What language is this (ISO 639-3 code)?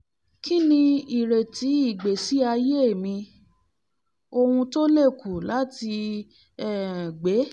yor